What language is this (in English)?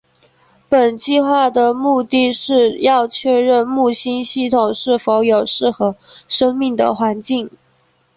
Chinese